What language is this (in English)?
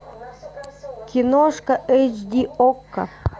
Russian